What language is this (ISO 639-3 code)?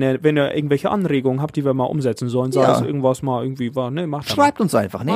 deu